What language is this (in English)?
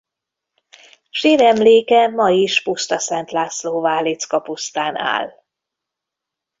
Hungarian